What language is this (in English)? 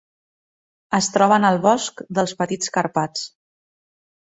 Catalan